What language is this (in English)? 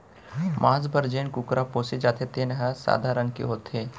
Chhattisgarhi